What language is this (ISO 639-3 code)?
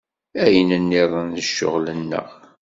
kab